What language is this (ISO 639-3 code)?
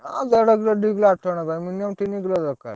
ori